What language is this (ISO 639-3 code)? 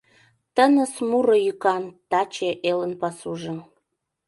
chm